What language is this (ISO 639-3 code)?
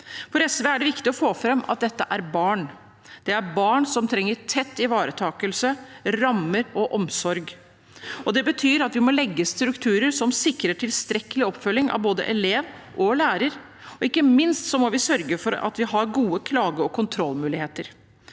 nor